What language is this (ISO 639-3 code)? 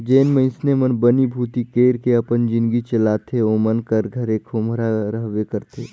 hne